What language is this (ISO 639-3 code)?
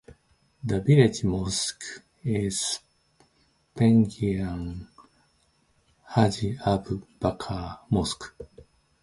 eng